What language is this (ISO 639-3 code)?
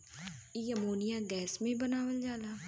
bho